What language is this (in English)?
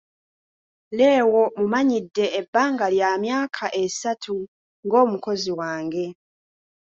Ganda